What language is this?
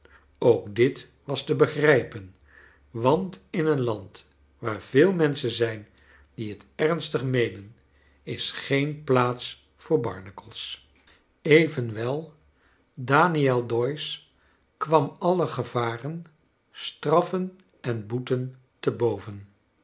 Dutch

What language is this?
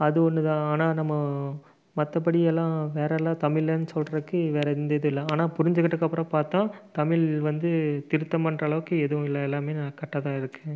Tamil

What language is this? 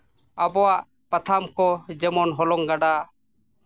Santali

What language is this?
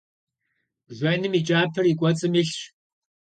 Kabardian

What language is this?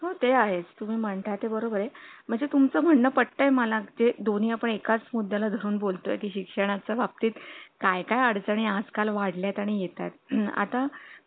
Marathi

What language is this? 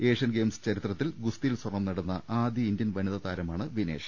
Malayalam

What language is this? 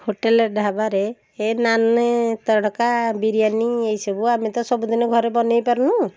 Odia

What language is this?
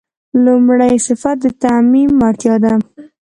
Pashto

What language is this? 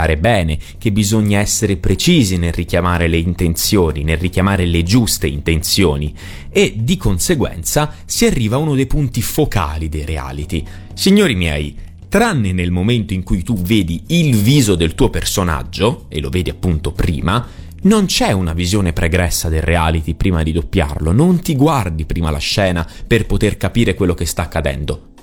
Italian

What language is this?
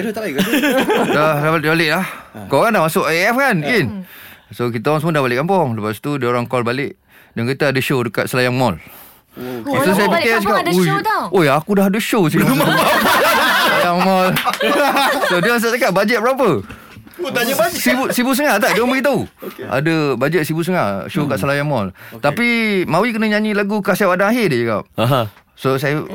Malay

